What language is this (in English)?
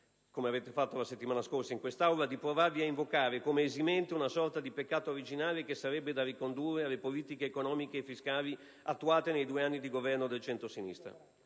Italian